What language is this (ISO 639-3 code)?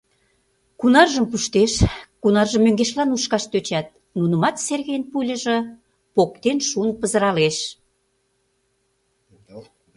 chm